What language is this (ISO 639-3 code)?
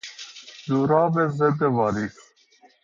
fas